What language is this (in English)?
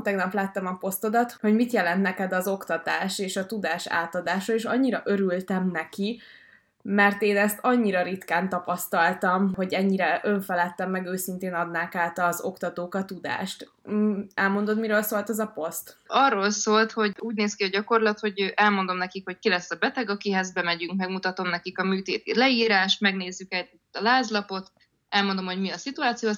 Hungarian